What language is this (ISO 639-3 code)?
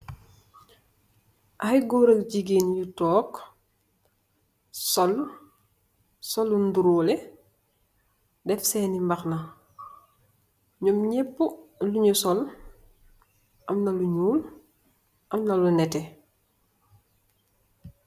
wol